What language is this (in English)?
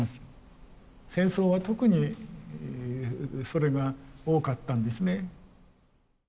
Japanese